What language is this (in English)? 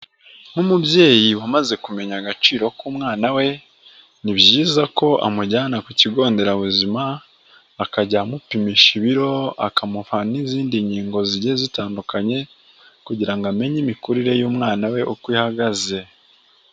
Kinyarwanda